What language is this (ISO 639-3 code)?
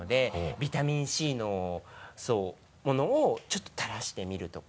jpn